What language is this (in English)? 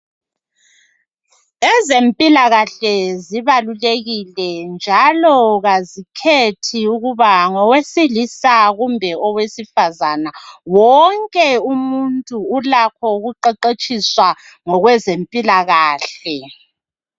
North Ndebele